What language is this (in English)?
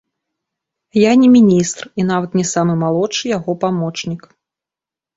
Belarusian